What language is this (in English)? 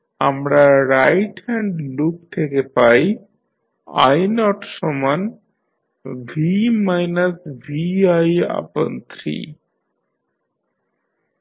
Bangla